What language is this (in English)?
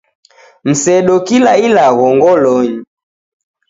Taita